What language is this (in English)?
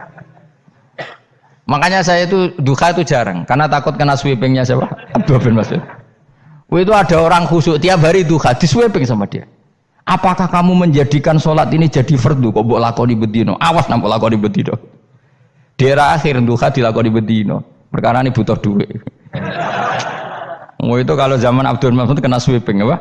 Indonesian